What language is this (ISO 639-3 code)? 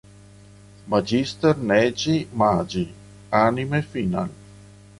ita